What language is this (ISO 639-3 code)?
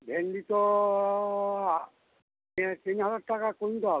ben